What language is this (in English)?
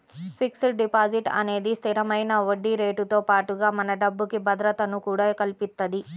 Telugu